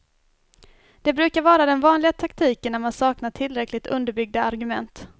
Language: Swedish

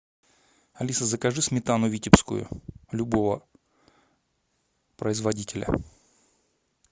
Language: Russian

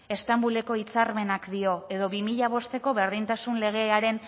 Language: Basque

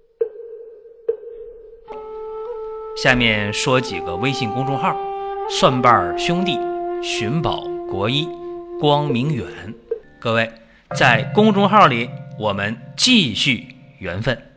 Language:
Chinese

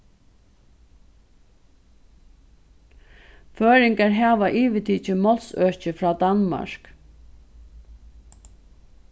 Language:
Faroese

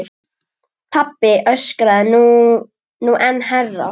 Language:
Icelandic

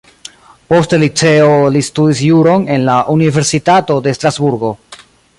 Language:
Esperanto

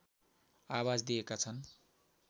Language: Nepali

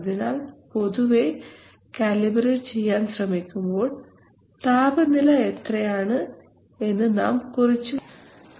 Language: Malayalam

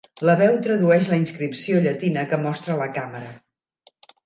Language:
Catalan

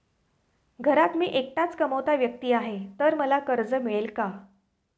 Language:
Marathi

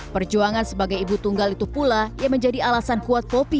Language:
Indonesian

